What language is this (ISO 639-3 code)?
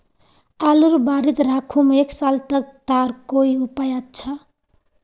mag